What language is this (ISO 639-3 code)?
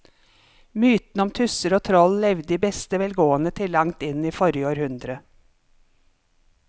nor